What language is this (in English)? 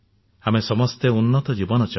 Odia